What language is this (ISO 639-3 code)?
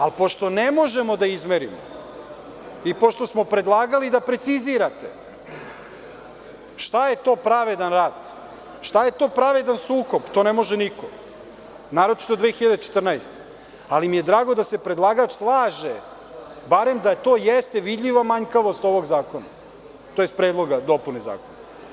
srp